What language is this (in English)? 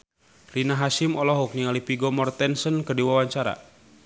Sundanese